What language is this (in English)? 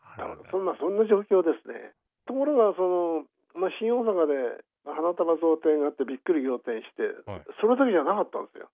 Japanese